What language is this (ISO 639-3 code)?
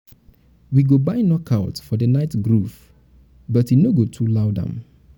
pcm